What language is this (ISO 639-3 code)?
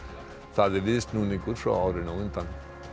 isl